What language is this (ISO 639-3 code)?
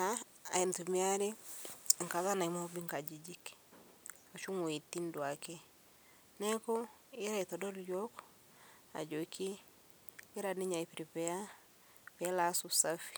mas